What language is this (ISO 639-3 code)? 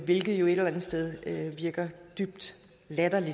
dan